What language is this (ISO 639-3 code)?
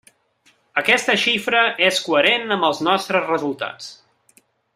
cat